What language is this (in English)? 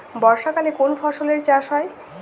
Bangla